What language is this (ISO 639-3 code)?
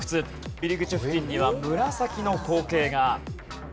jpn